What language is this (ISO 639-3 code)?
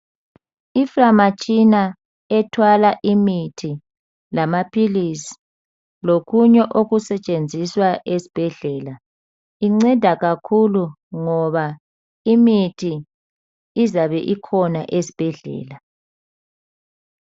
nde